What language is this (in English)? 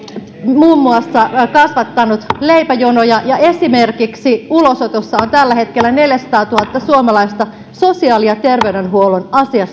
Finnish